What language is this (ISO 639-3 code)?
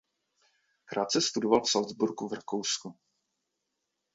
ces